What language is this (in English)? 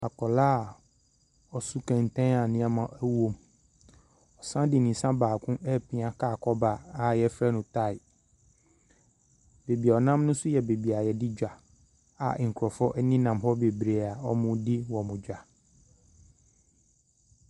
Akan